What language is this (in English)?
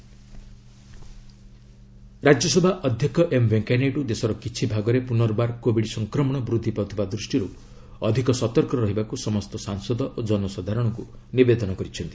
Odia